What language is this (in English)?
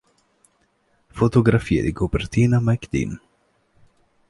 Italian